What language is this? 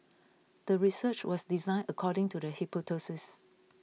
English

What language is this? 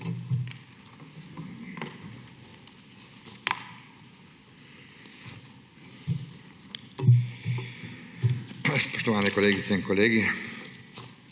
Slovenian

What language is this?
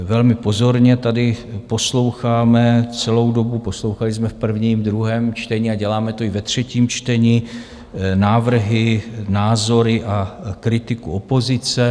Czech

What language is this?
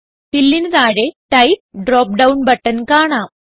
Malayalam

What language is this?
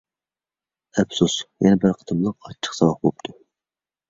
Uyghur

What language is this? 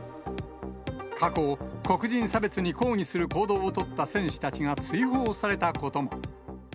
Japanese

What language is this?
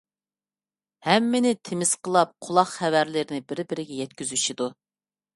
Uyghur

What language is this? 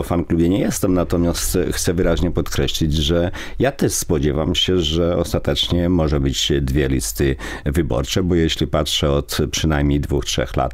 Polish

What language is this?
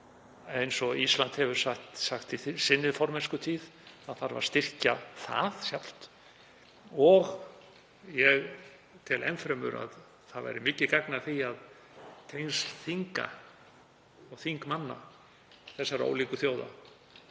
Icelandic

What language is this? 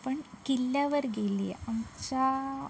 Marathi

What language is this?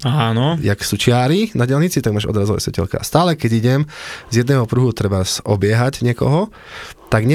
Slovak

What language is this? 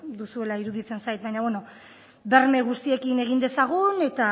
Basque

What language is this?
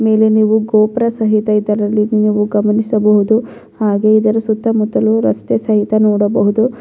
Kannada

